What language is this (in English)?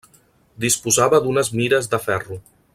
Catalan